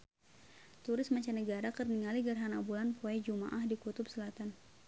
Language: Sundanese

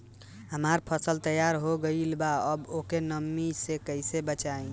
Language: Bhojpuri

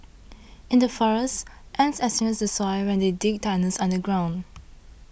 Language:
English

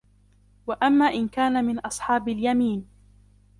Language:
Arabic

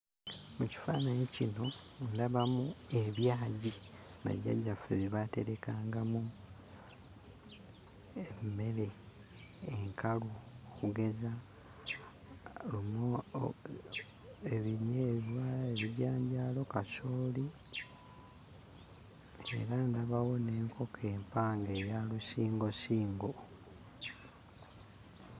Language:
Ganda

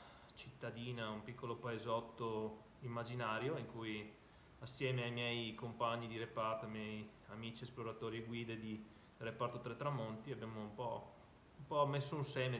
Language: Italian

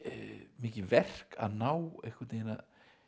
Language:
Icelandic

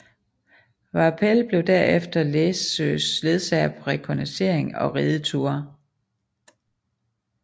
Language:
Danish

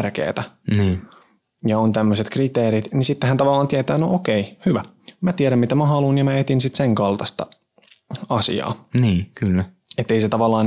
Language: Finnish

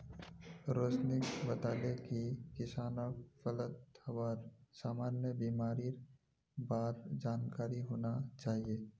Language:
Magahi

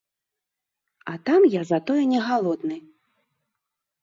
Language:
Belarusian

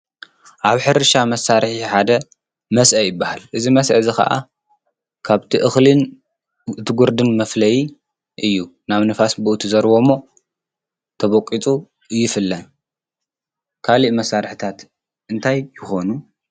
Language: Tigrinya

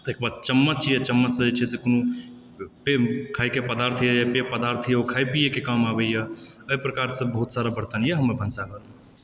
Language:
Maithili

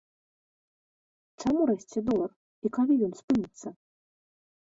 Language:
Belarusian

